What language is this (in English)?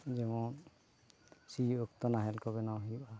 Santali